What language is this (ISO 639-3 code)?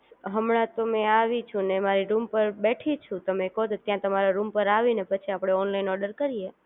guj